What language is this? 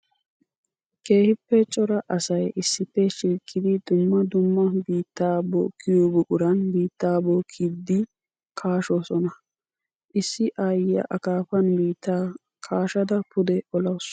Wolaytta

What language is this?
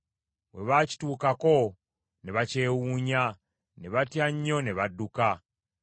Ganda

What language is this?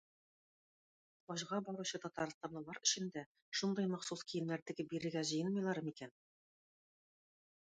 Tatar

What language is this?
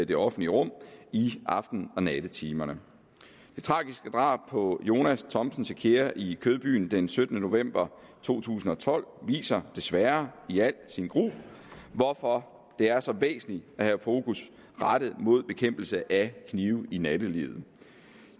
Danish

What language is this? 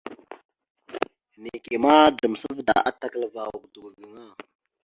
Mada (Cameroon)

